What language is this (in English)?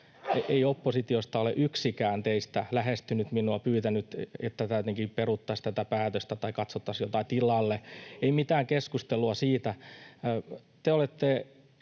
Finnish